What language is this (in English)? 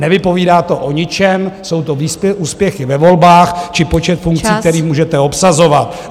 Czech